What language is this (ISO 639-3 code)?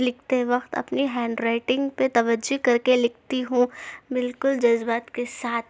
urd